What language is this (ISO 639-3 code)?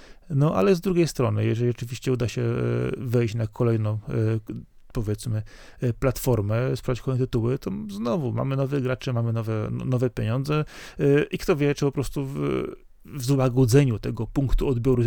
pol